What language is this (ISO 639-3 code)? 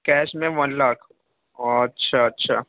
urd